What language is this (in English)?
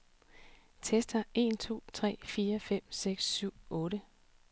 Danish